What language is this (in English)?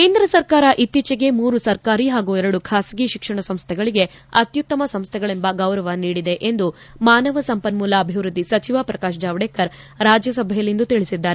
Kannada